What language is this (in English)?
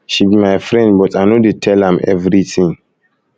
Nigerian Pidgin